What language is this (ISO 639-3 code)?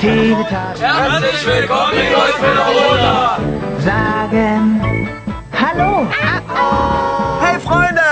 deu